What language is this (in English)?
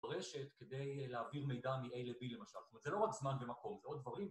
Hebrew